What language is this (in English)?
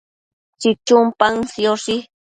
Matsés